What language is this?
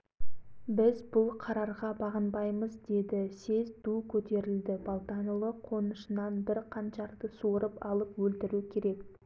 Kazakh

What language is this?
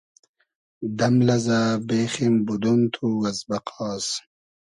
Hazaragi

